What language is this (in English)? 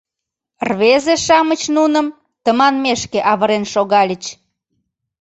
Mari